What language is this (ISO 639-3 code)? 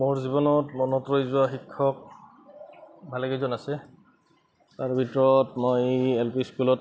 asm